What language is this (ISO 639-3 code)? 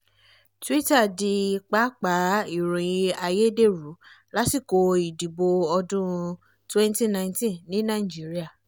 yor